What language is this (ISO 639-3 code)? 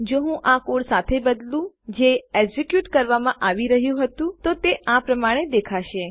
guj